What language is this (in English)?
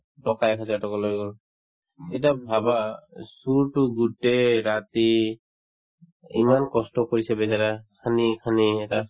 Assamese